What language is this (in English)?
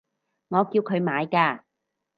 Cantonese